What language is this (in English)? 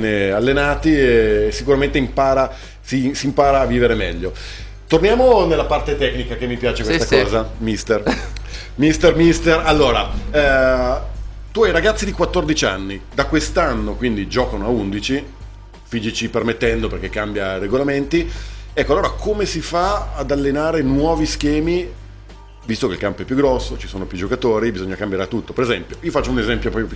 Italian